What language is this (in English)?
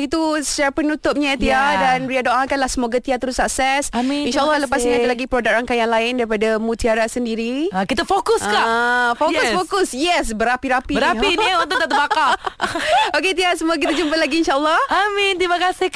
Malay